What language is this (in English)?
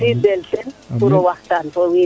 Serer